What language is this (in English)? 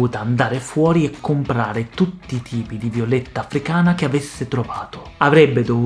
Italian